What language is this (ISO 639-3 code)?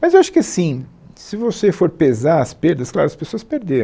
por